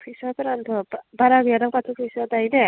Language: Bodo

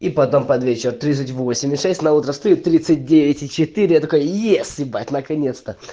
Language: Russian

